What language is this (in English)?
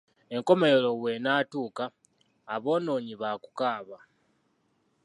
Ganda